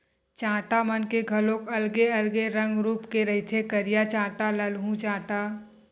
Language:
Chhattisgarhi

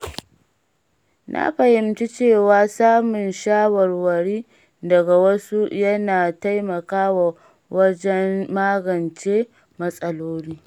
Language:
Hausa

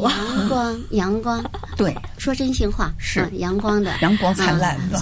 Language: Chinese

